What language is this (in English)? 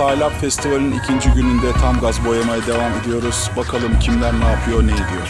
Turkish